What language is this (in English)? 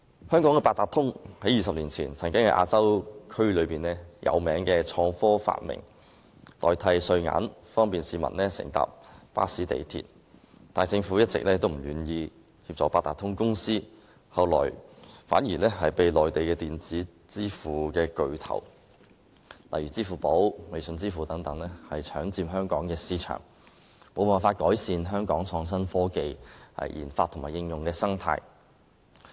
Cantonese